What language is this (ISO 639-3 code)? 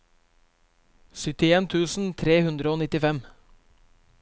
nor